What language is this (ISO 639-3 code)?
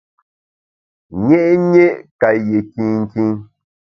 bax